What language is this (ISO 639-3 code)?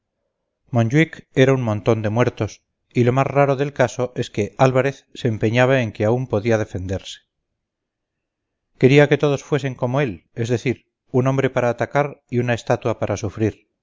spa